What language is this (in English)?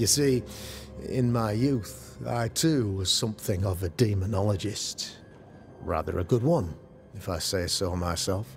English